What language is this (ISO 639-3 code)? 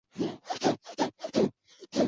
zho